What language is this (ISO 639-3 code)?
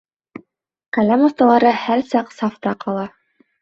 bak